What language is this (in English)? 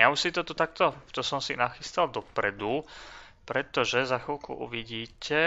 Slovak